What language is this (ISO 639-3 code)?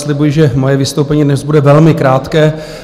ces